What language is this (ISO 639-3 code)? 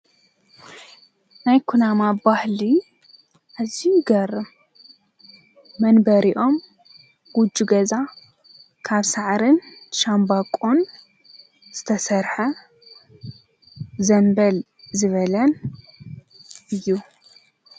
tir